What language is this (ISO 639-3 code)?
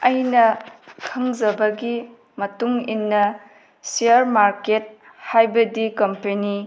mni